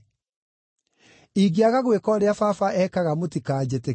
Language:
Kikuyu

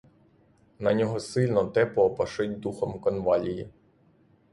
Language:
Ukrainian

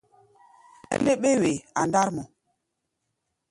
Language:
Gbaya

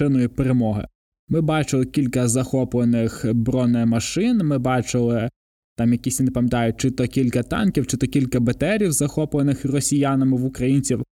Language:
Ukrainian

